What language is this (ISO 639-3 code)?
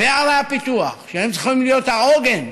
heb